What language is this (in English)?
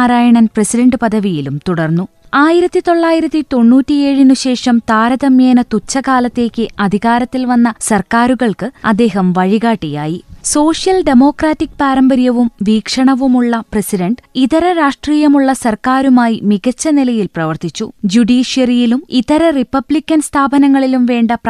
Malayalam